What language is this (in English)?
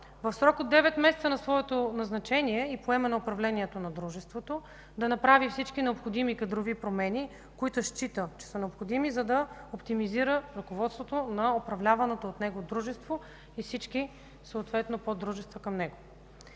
Bulgarian